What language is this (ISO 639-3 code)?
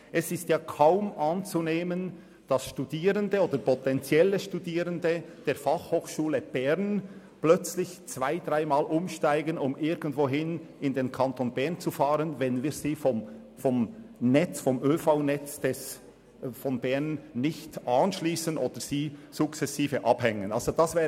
gsw